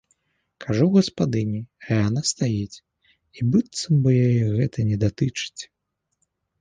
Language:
Belarusian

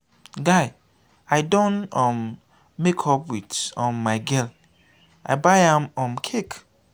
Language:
Nigerian Pidgin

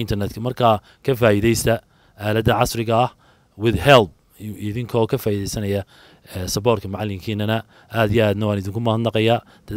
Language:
Arabic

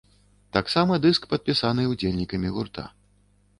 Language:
Belarusian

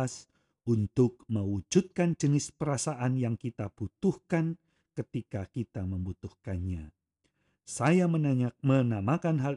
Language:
Indonesian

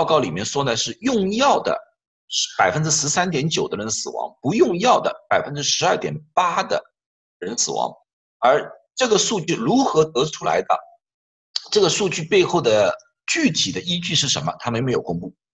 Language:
Chinese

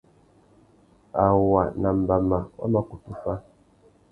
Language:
Tuki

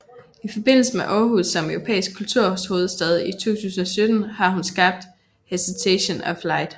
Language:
Danish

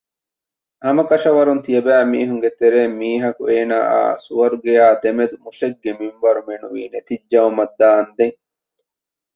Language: Divehi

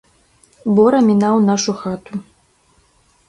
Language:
Belarusian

